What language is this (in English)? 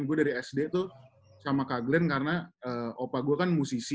Indonesian